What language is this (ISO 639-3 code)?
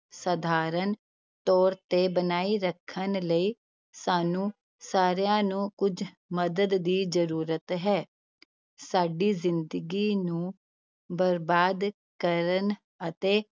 pan